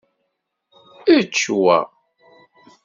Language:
Kabyle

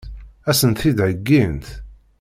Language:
Kabyle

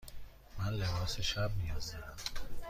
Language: Persian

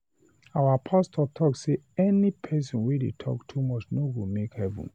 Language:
Nigerian Pidgin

